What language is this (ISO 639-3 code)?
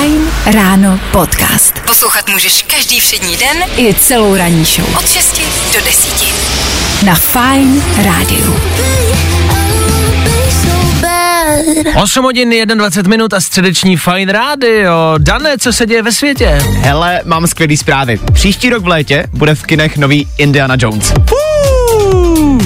ces